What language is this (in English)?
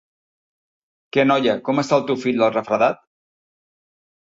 Catalan